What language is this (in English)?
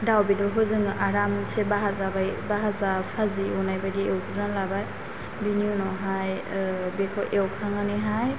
Bodo